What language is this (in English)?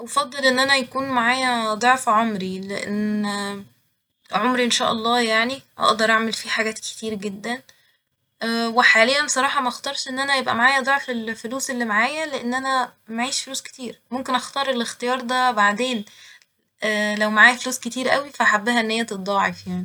Egyptian Arabic